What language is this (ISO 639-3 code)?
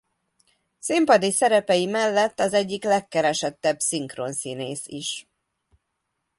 hun